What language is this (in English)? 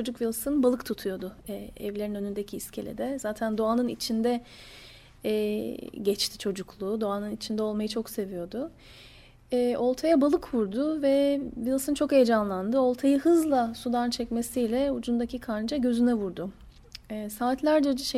Turkish